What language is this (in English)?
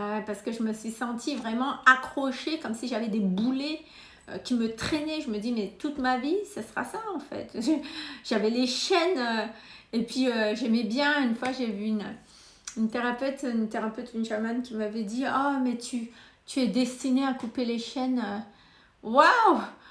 French